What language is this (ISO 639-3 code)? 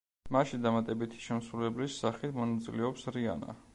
kat